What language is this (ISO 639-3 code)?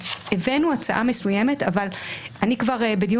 heb